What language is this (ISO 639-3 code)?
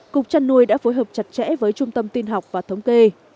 vie